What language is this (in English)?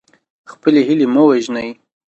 Pashto